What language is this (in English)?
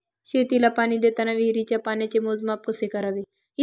Marathi